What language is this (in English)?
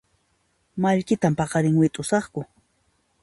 Puno Quechua